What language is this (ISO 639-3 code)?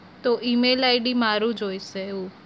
guj